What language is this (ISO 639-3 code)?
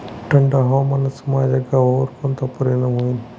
mar